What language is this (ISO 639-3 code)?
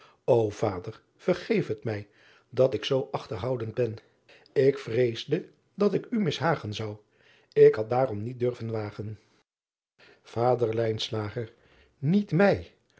nld